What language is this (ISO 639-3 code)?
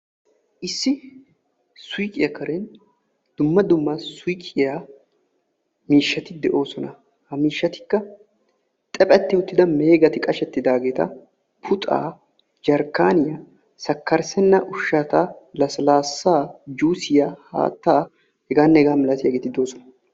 wal